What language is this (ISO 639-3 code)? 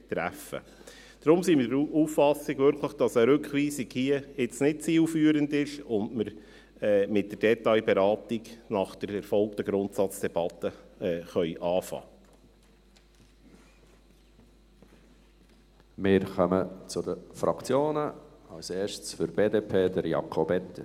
gsw